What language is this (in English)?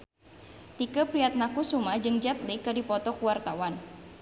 Sundanese